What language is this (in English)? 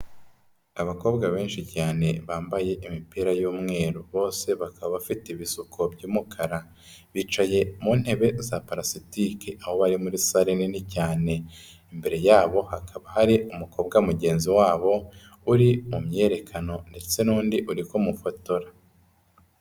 Kinyarwanda